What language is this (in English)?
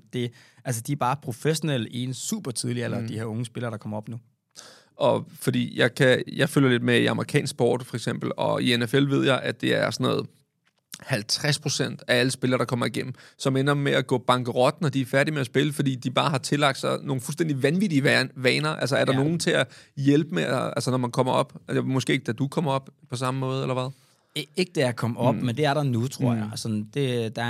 Danish